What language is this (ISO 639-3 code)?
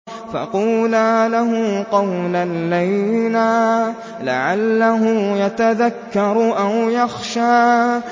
ara